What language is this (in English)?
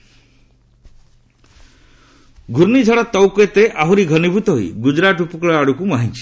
Odia